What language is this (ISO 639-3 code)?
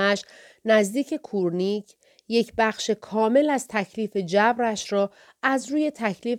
fas